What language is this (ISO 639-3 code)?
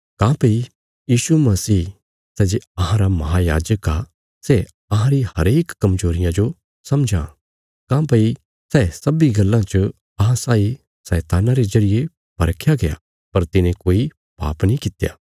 kfs